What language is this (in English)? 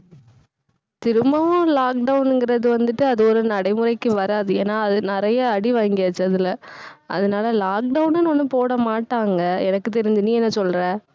Tamil